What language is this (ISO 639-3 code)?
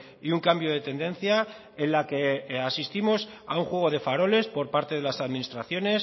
spa